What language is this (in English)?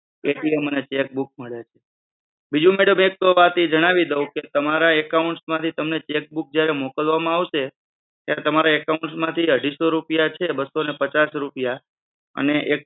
Gujarati